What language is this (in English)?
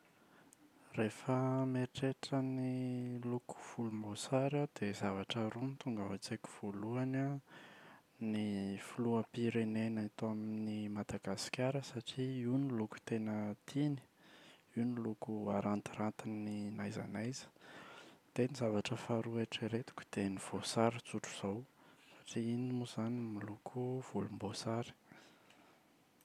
Malagasy